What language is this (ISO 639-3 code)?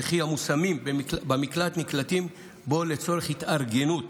heb